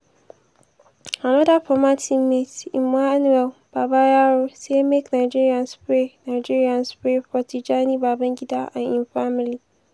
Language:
Nigerian Pidgin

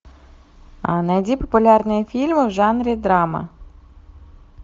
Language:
Russian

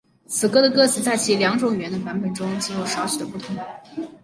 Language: Chinese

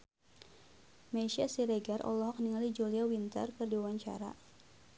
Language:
Sundanese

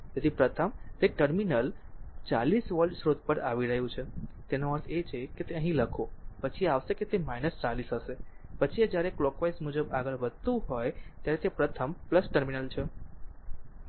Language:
Gujarati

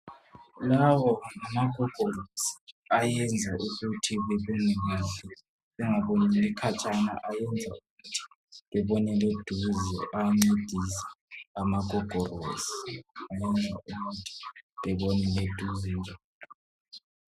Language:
North Ndebele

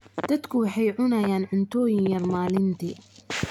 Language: Somali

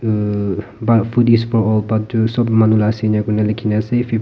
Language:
Naga Pidgin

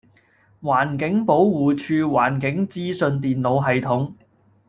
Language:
Cantonese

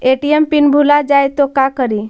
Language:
Magahi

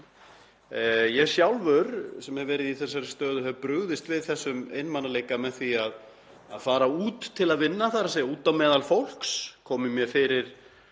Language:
Icelandic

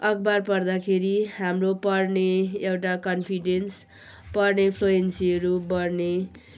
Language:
Nepali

